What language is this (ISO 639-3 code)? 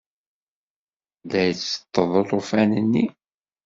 kab